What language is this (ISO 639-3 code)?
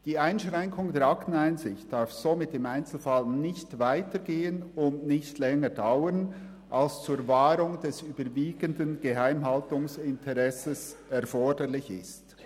gsw